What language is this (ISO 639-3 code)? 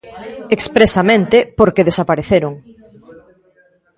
glg